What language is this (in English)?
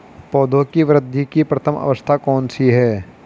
Hindi